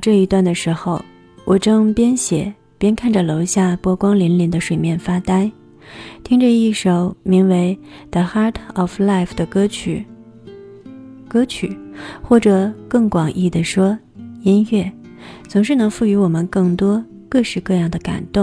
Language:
Chinese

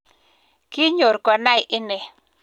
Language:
Kalenjin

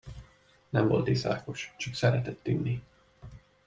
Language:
Hungarian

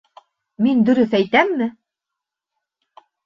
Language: Bashkir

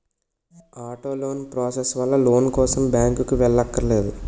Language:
Telugu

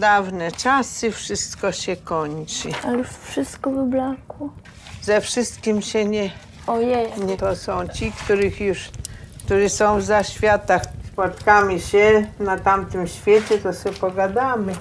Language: Polish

